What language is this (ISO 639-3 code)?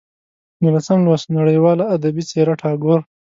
pus